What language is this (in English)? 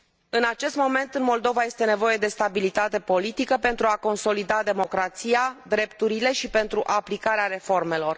Romanian